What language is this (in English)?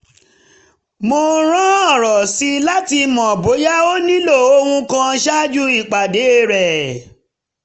Yoruba